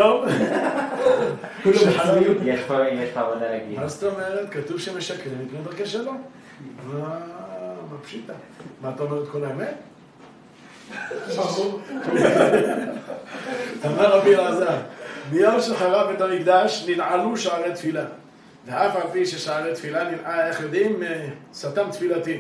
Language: Hebrew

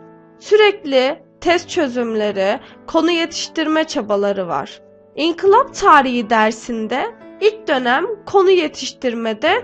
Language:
Turkish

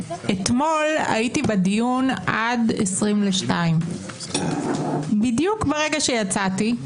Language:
Hebrew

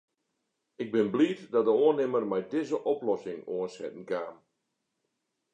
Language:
Western Frisian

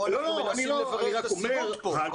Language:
Hebrew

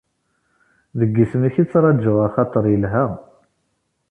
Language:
Kabyle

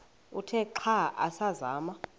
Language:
Xhosa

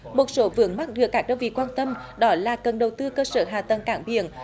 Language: Vietnamese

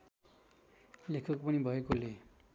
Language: Nepali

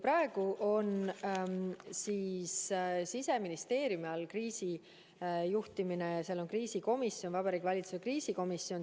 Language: Estonian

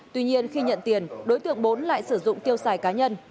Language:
Vietnamese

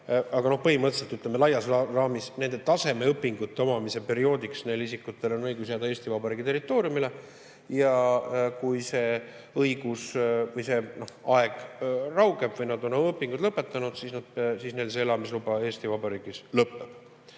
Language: Estonian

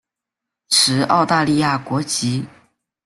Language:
Chinese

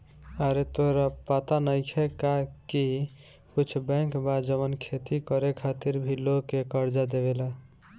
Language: Bhojpuri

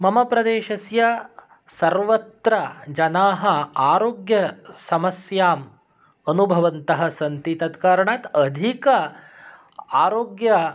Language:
Sanskrit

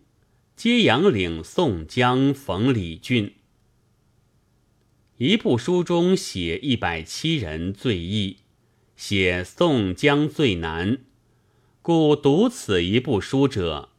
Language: Chinese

